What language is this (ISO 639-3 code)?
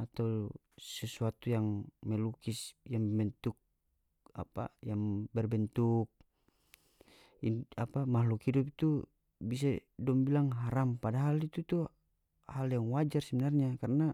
max